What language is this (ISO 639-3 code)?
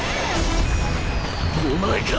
jpn